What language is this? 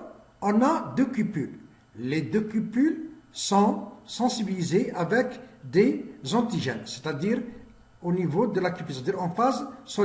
French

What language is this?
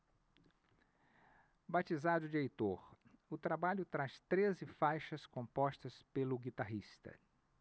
Portuguese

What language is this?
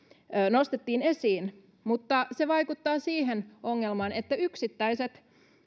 Finnish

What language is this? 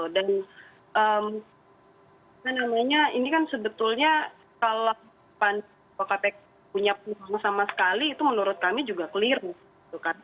Indonesian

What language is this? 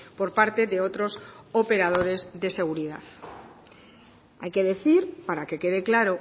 Spanish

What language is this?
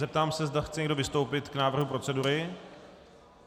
Czech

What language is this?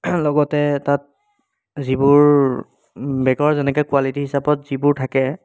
Assamese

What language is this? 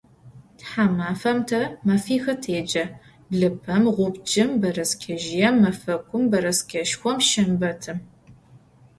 Adyghe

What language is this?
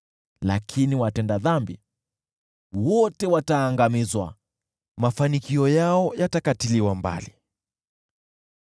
Swahili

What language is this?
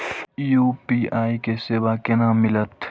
Maithili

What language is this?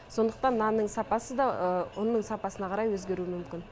Kazakh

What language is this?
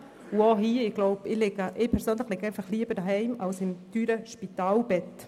Swiss German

